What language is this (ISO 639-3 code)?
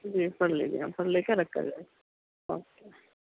urd